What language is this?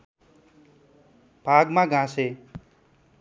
Nepali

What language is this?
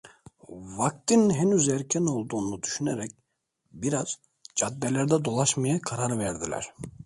Turkish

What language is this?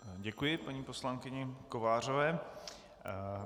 Czech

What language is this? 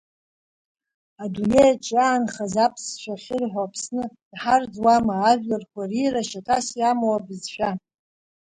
Abkhazian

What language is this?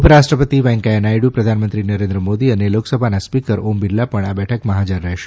Gujarati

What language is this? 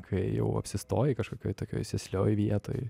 Lithuanian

